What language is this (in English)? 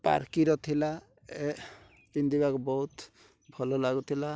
Odia